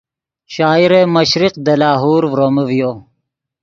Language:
Yidgha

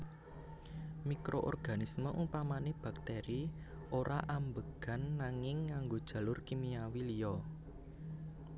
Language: Javanese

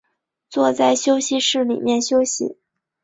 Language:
Chinese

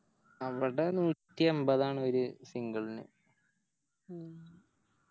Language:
Malayalam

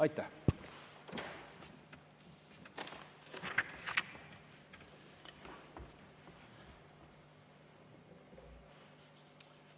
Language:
Estonian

